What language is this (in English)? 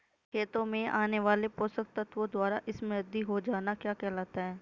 Hindi